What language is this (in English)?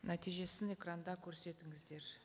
Kazakh